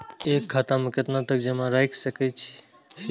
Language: Maithili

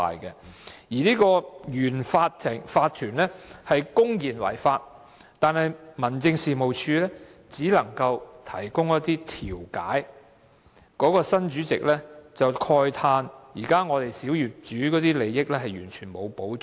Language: Cantonese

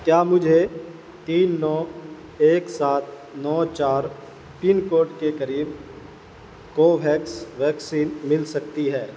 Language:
Urdu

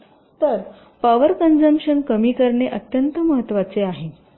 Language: Marathi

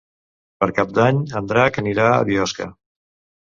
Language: Catalan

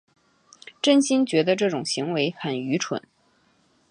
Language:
Chinese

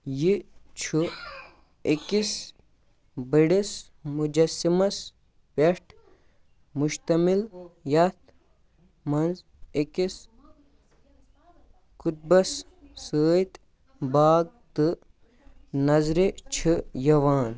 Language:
Kashmiri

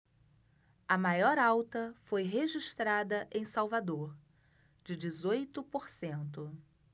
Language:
Portuguese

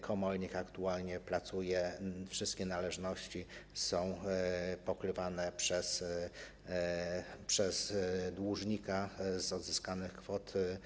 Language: Polish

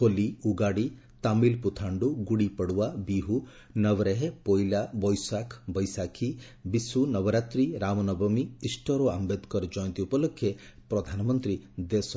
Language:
Odia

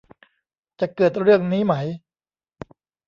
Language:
Thai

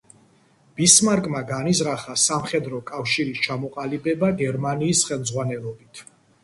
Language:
Georgian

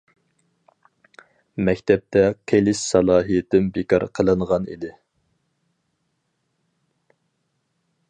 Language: Uyghur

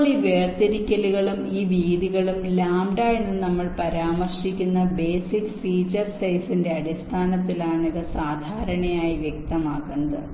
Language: Malayalam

